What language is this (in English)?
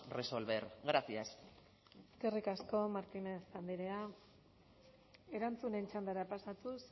Basque